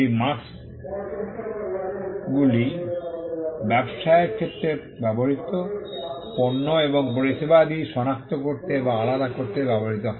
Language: Bangla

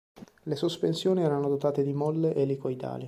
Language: Italian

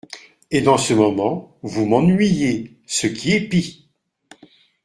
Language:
French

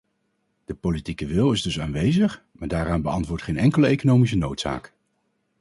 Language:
Dutch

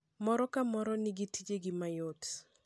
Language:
Luo (Kenya and Tanzania)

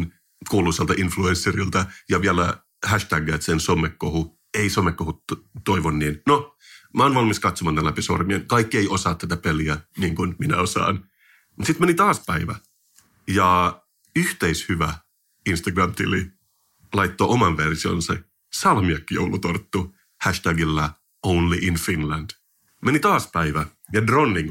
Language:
Finnish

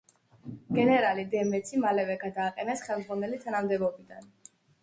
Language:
Georgian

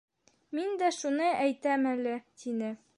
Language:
Bashkir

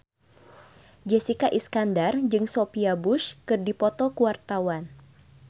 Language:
Sundanese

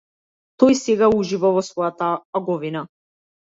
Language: Macedonian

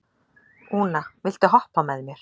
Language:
Icelandic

